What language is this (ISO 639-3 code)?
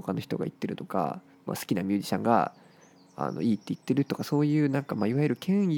jpn